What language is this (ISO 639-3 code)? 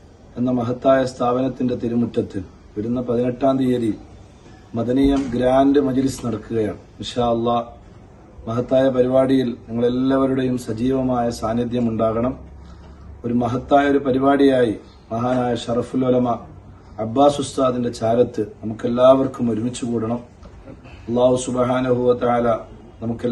ara